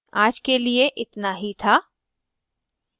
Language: Hindi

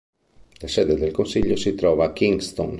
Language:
Italian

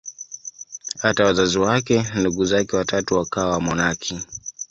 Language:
Swahili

